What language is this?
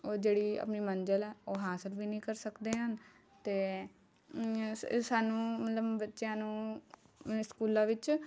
Punjabi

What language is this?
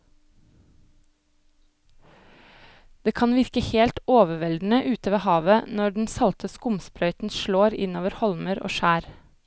Norwegian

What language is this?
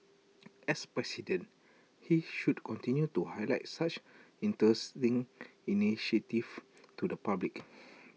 English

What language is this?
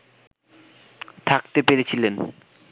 Bangla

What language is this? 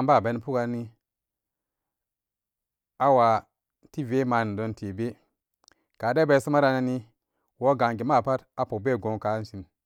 Samba Daka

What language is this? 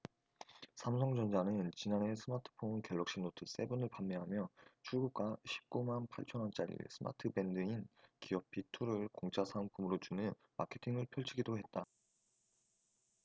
Korean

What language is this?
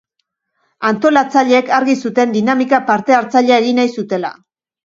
Basque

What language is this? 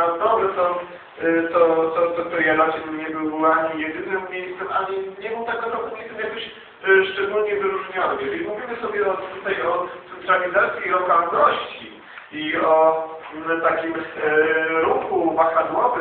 Polish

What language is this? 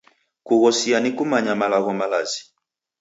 Taita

